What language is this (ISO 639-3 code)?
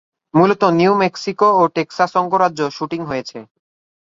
ben